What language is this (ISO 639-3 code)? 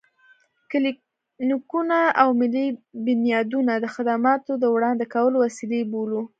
pus